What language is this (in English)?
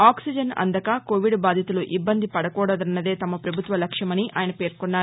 Telugu